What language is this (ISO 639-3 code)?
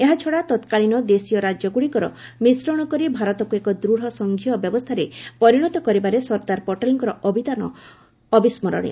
ori